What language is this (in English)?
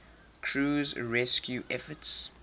English